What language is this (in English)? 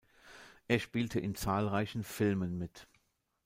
German